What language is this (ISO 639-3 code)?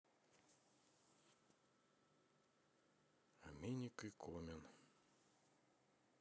rus